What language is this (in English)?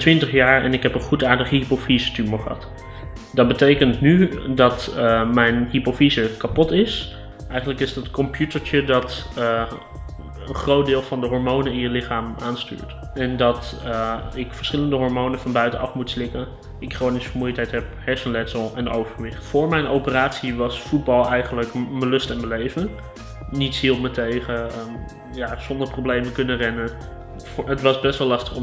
Dutch